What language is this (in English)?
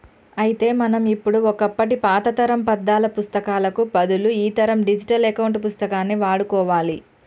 Telugu